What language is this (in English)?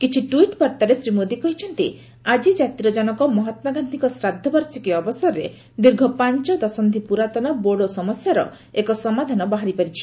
Odia